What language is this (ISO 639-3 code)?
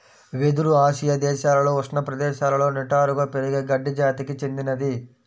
tel